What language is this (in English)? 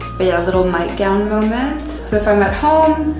English